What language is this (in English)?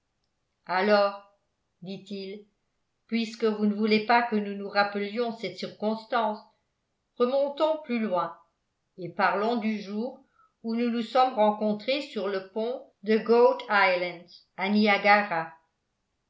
French